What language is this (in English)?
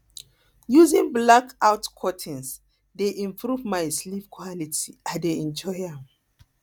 Nigerian Pidgin